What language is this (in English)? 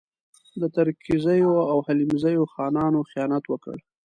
Pashto